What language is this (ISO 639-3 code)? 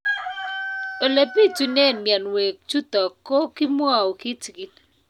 kln